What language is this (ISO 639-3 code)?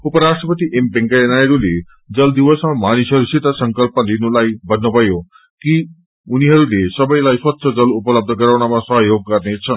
nep